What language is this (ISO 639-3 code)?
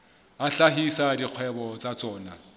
sot